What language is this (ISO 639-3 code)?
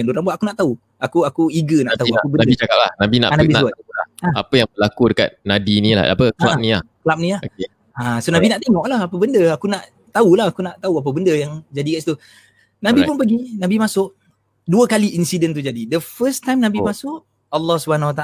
msa